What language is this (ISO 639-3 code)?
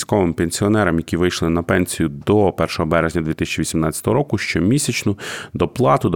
ukr